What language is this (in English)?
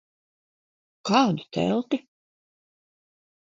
Latvian